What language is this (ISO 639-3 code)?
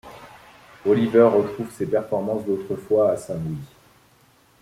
fra